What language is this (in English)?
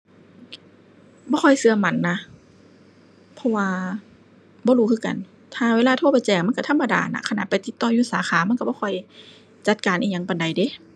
Thai